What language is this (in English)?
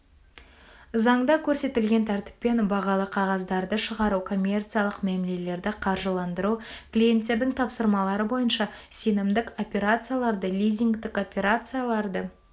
Kazakh